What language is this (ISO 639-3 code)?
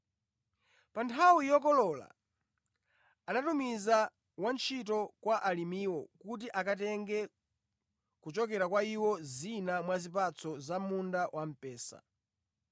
nya